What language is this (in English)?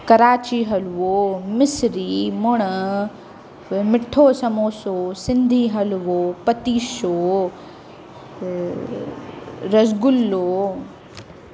Sindhi